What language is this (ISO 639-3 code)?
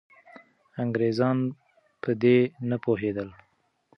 pus